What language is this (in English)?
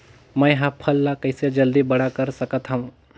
Chhattisgarhi